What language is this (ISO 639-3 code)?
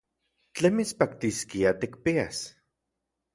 ncx